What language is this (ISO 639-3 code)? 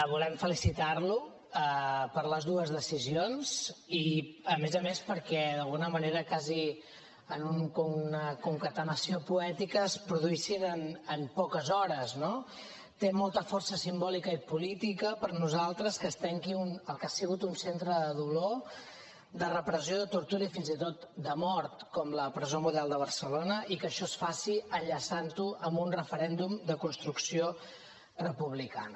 cat